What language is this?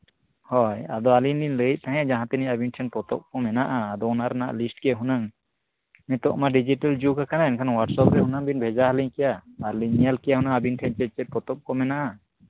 Santali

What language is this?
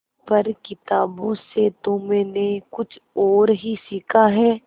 Hindi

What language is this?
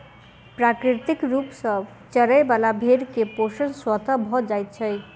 Maithili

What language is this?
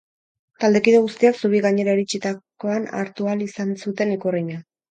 Basque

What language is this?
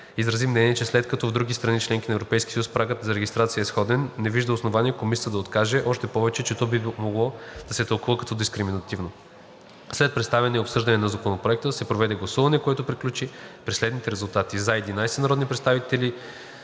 Bulgarian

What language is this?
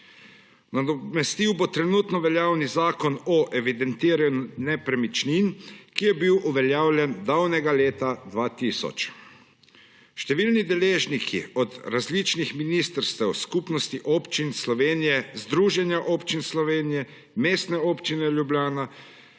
Slovenian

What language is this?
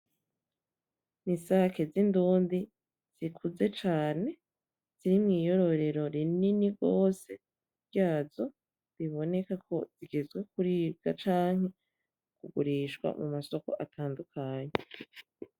Rundi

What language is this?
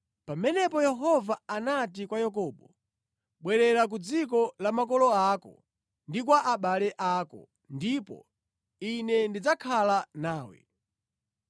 Nyanja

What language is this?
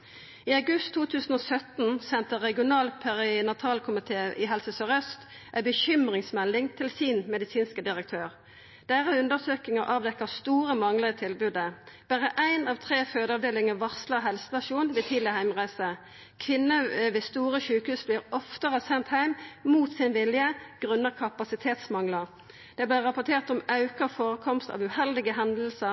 Norwegian Nynorsk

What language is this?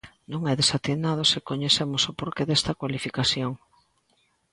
Galician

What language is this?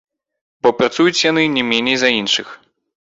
Belarusian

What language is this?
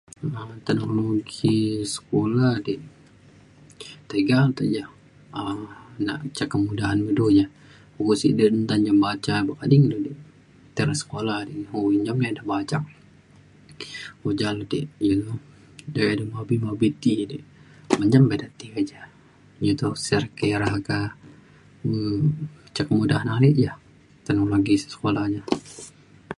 Mainstream Kenyah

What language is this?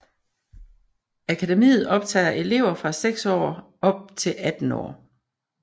Danish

